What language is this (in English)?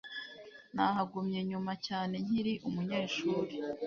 Kinyarwanda